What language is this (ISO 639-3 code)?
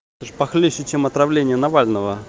rus